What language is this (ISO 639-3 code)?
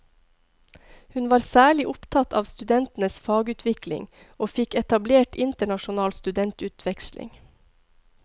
nor